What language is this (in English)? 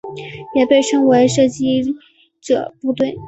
Chinese